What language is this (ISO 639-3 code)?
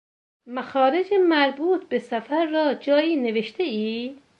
fas